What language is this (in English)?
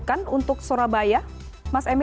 Indonesian